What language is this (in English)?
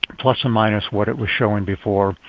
English